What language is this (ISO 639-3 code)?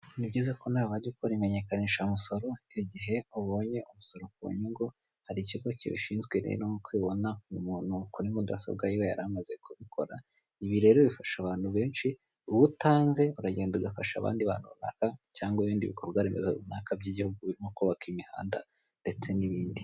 kin